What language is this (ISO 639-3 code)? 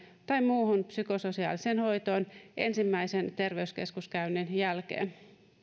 fin